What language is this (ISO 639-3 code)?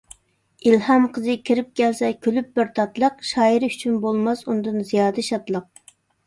uig